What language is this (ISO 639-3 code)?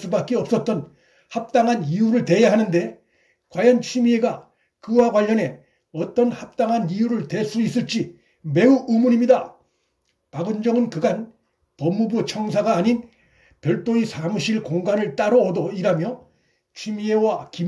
kor